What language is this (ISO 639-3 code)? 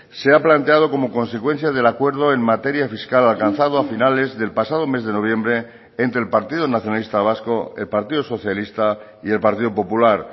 spa